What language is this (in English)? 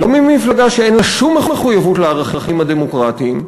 Hebrew